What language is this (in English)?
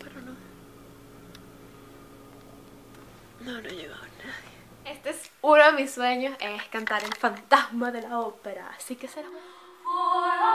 Spanish